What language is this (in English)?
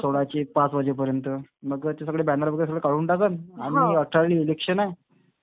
Marathi